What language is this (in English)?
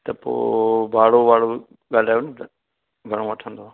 Sindhi